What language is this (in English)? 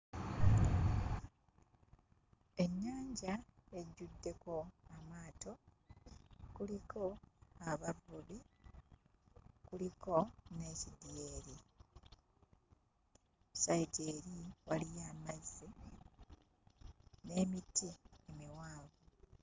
Ganda